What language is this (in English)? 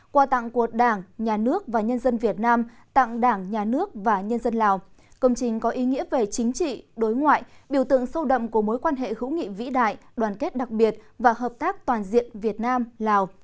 Vietnamese